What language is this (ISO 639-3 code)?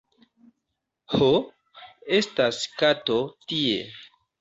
epo